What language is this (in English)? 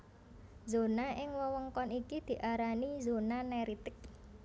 Javanese